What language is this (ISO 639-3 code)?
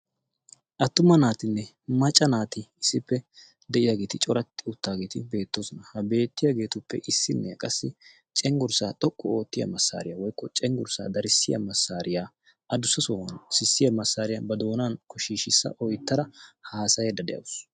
wal